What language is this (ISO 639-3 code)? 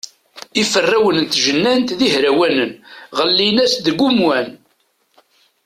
kab